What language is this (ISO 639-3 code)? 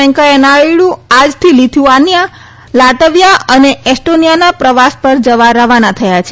guj